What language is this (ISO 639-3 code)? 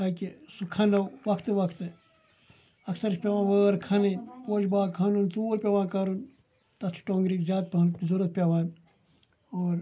kas